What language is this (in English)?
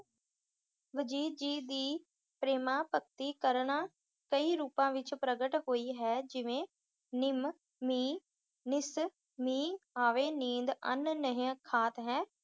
Punjabi